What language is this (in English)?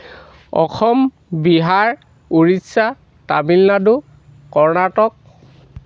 Assamese